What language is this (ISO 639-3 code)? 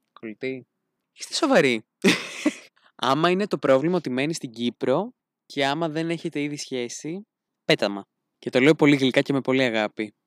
ell